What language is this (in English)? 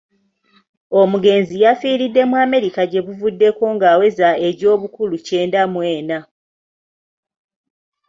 Ganda